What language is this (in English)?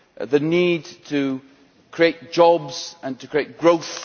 English